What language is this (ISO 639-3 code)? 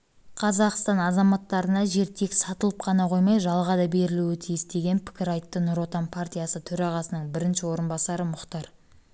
kaz